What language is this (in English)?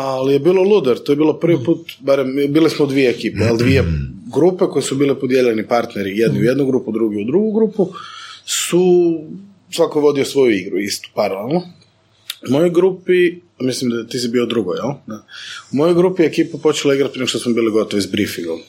Croatian